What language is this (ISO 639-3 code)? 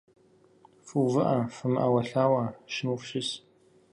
kbd